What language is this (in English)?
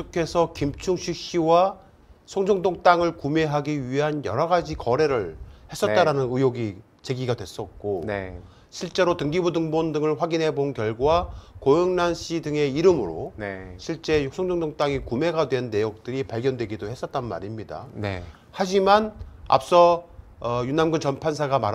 Korean